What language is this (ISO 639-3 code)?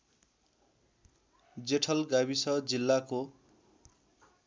nep